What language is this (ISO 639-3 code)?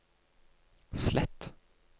nor